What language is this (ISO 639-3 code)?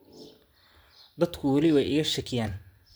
som